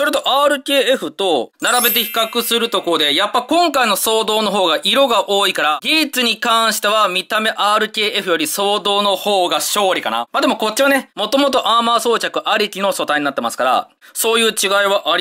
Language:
Japanese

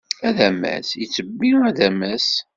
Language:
Kabyle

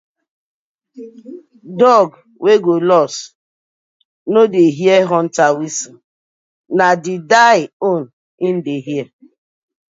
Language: Nigerian Pidgin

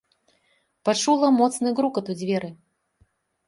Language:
Belarusian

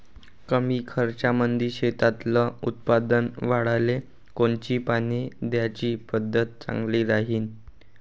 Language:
Marathi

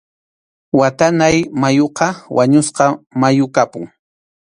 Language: Arequipa-La Unión Quechua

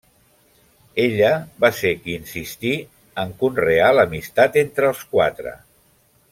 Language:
Catalan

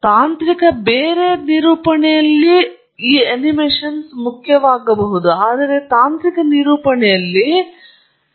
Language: Kannada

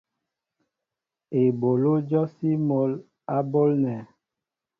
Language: Mbo (Cameroon)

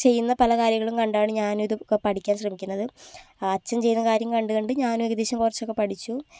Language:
Malayalam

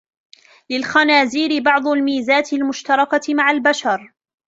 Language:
Arabic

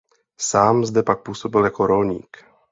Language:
Czech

